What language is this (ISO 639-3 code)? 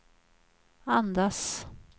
swe